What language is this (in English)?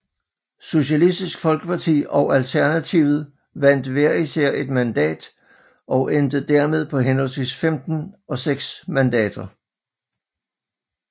Danish